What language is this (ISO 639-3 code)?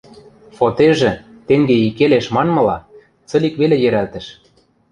mrj